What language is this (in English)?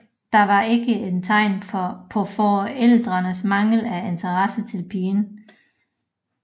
Danish